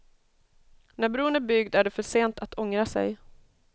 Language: Swedish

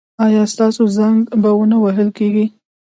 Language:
Pashto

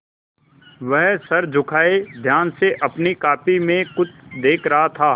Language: Hindi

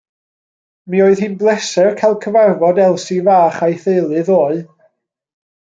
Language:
Welsh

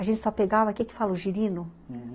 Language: Portuguese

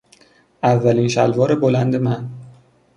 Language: Persian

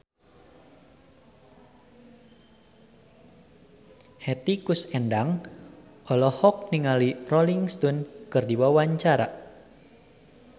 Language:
Sundanese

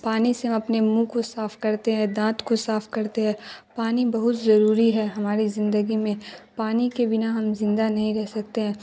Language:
Urdu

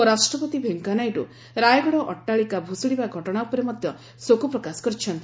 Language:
Odia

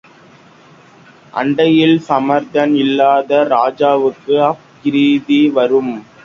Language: Tamil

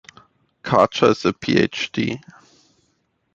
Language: English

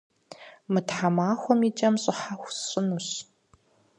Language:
Kabardian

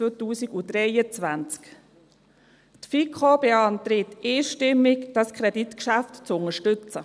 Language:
Swiss German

